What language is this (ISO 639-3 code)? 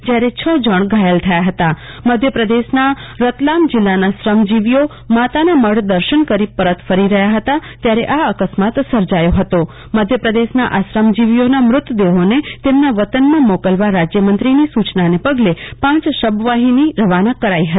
guj